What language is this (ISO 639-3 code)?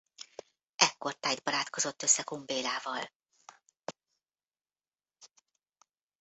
hun